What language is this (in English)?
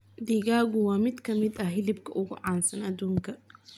Somali